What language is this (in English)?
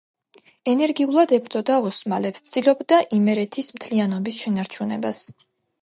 Georgian